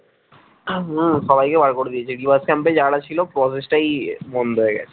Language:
Bangla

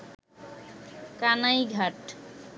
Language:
Bangla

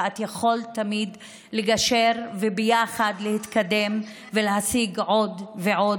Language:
Hebrew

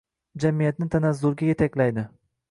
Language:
Uzbek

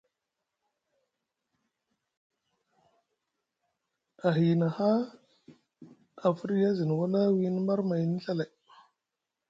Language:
Musgu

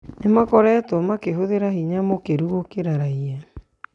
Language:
Kikuyu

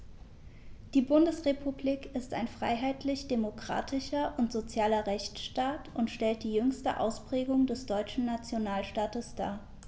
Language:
German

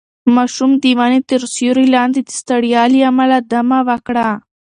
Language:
Pashto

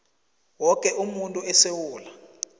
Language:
South Ndebele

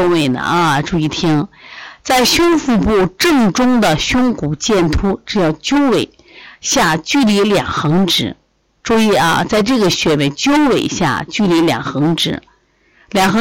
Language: Chinese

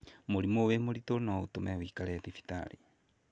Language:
Kikuyu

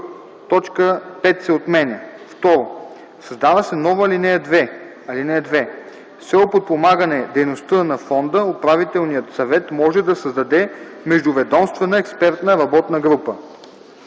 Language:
Bulgarian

